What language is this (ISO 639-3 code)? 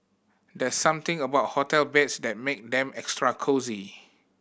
eng